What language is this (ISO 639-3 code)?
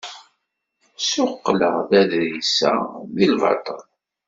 kab